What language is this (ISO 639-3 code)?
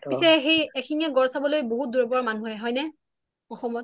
asm